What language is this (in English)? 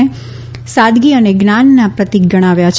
Gujarati